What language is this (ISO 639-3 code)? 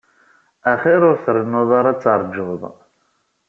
kab